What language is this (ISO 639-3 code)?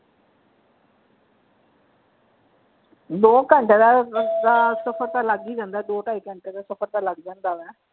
pan